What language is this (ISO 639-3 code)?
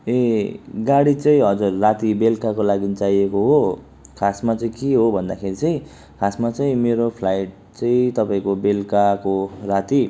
nep